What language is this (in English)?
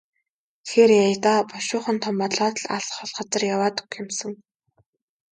Mongolian